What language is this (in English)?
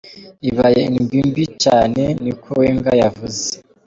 Kinyarwanda